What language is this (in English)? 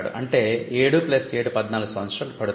Telugu